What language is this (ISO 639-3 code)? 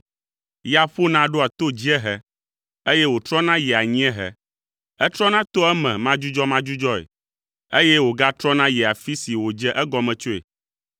ewe